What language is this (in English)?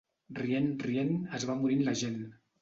Catalan